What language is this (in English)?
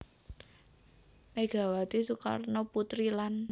Javanese